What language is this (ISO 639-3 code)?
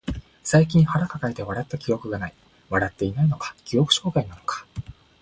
jpn